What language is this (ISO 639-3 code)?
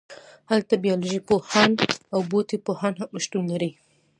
pus